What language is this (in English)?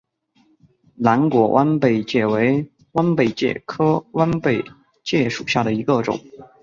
Chinese